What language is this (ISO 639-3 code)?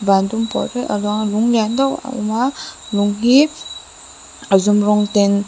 lus